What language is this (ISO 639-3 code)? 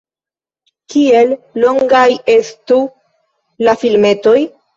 epo